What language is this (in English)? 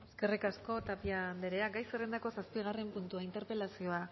Basque